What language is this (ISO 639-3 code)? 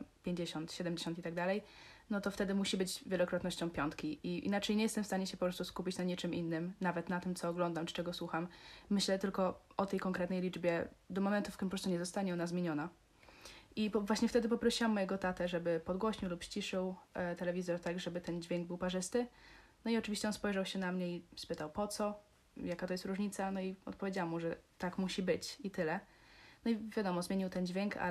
pol